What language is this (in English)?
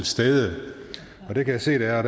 Danish